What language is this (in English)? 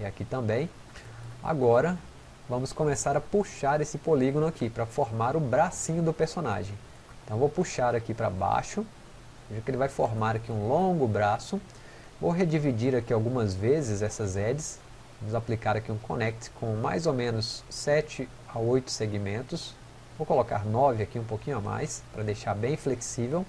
Portuguese